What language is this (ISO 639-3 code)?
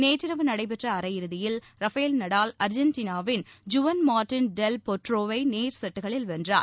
tam